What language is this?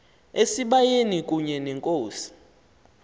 Xhosa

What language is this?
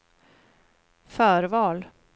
Swedish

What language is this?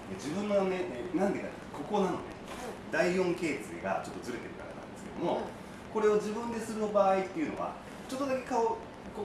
Japanese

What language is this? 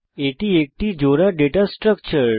Bangla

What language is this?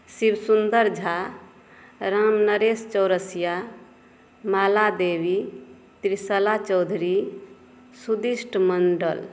Maithili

